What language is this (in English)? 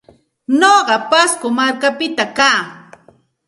Santa Ana de Tusi Pasco Quechua